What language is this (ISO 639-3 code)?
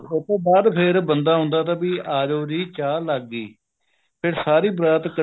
pan